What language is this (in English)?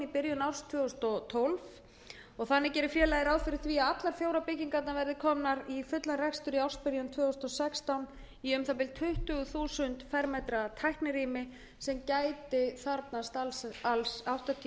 Icelandic